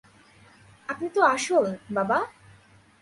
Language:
Bangla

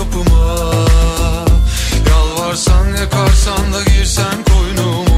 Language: Turkish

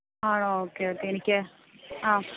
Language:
Malayalam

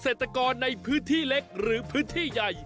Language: Thai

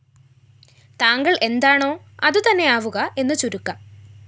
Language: Malayalam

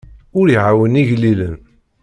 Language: Kabyle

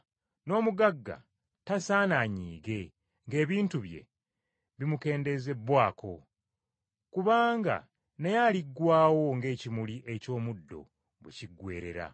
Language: Ganda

